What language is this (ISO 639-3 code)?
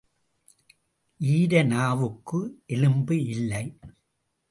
tam